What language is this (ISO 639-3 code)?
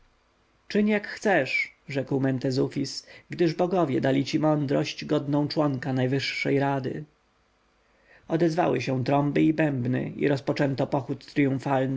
pol